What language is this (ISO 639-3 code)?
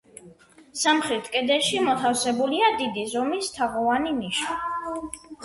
kat